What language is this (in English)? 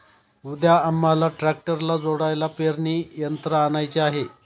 Marathi